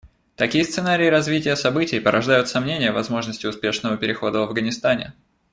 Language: Russian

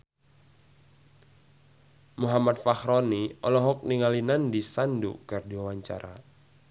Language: Sundanese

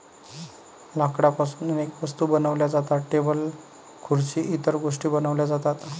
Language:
Marathi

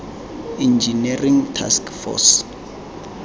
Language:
Tswana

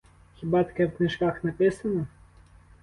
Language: Ukrainian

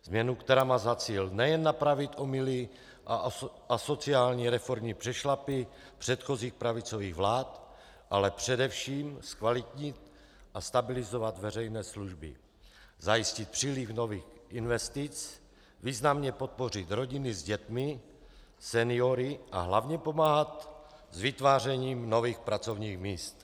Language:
Czech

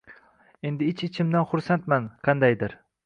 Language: Uzbek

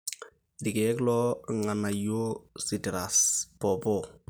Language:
Masai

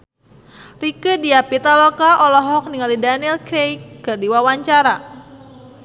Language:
Sundanese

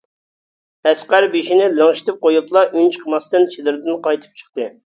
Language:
Uyghur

